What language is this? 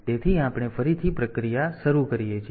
Gujarati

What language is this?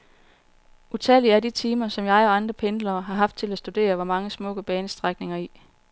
Danish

